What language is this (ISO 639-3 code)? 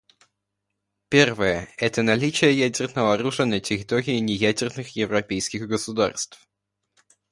rus